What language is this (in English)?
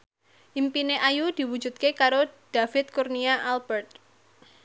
Javanese